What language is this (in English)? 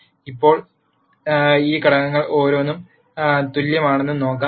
Malayalam